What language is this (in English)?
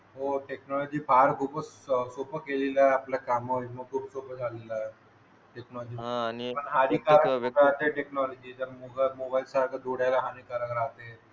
Marathi